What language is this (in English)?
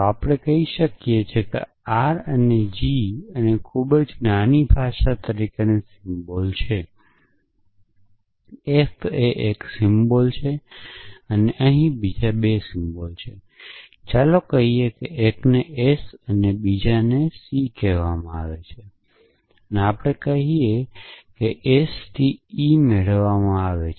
Gujarati